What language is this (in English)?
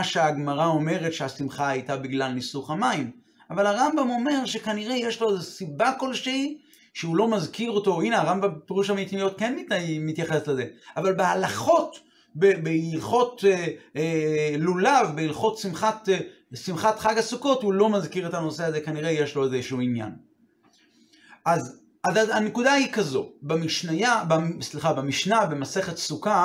Hebrew